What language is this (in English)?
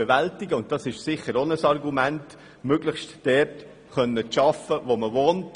Swiss German